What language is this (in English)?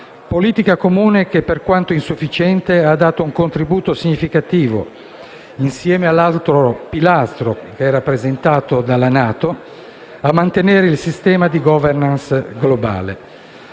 Italian